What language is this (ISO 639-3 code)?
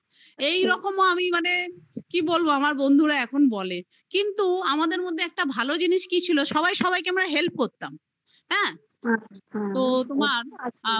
ben